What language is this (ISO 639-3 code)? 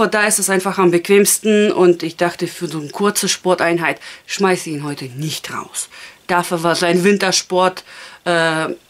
deu